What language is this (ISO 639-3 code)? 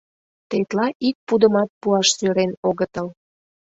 chm